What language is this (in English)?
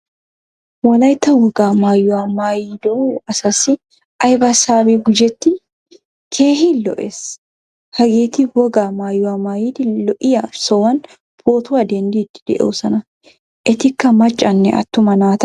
Wolaytta